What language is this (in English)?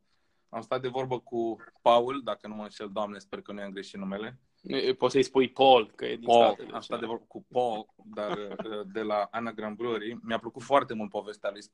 Romanian